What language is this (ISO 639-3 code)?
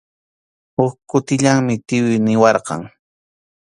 qxu